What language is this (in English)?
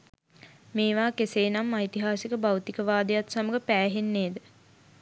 Sinhala